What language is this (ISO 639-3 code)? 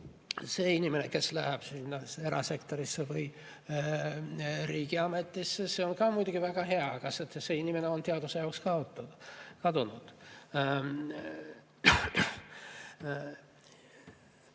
est